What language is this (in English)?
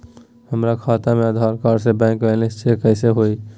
Magahi